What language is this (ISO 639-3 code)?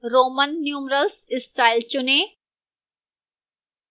hin